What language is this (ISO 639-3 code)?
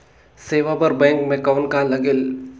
hne